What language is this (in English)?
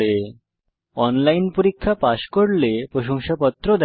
Bangla